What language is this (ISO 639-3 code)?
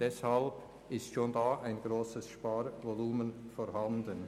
gsw